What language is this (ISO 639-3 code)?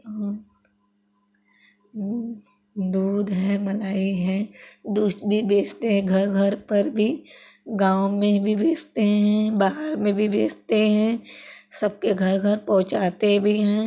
hin